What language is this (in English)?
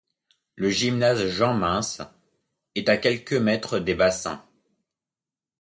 French